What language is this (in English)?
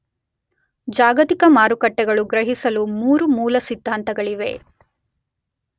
Kannada